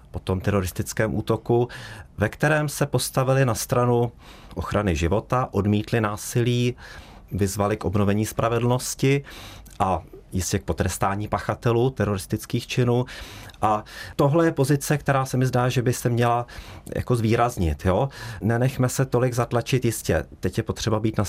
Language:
Czech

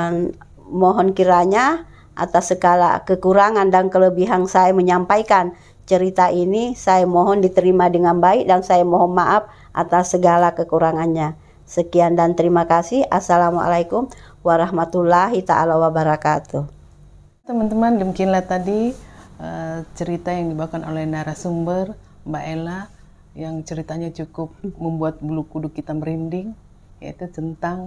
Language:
Indonesian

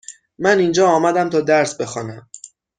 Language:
Persian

